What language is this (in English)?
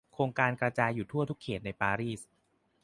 Thai